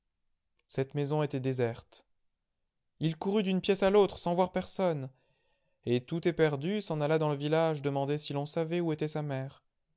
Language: French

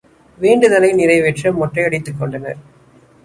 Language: Tamil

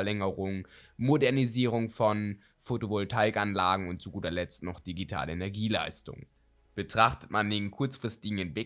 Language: German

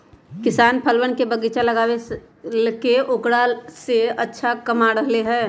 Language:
Magahi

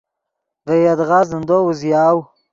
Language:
Yidgha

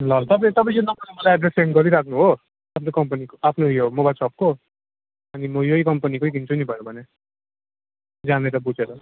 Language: Nepali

